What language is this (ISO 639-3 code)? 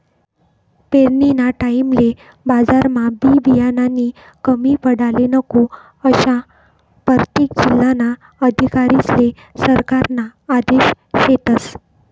mar